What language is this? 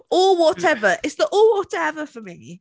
English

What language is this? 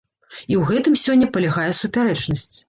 Belarusian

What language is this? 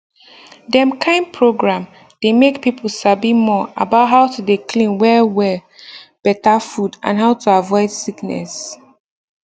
Nigerian Pidgin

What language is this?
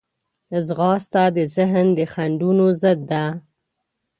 Pashto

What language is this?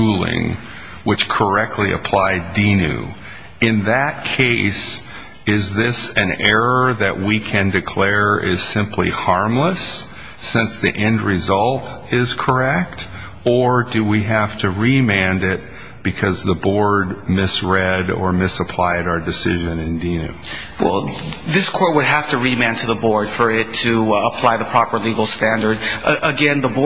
English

